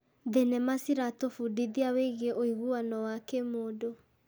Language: Kikuyu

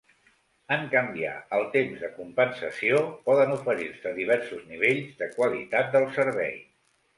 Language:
Catalan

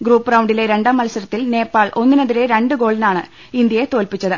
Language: Malayalam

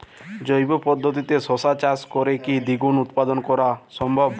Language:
Bangla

